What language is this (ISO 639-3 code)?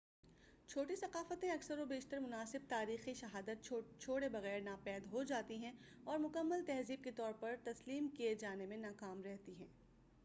urd